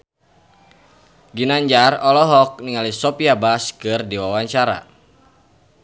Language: Sundanese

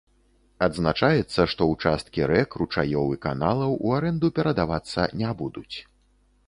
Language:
Belarusian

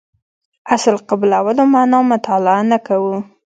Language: Pashto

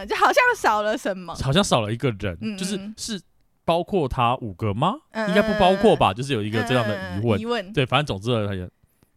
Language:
Chinese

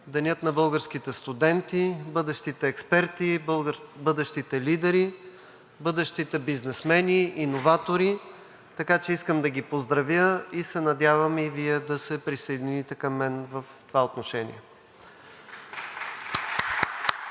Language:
Bulgarian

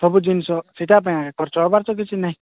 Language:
Odia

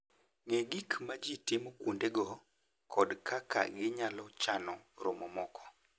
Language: Luo (Kenya and Tanzania)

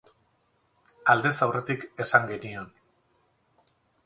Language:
Basque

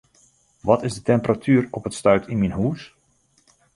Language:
Western Frisian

